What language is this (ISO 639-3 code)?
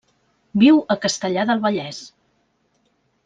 cat